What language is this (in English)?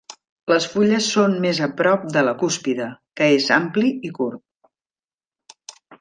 Catalan